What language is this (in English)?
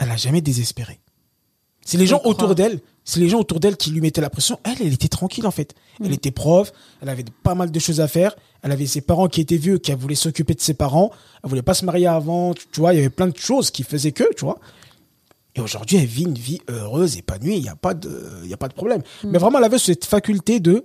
French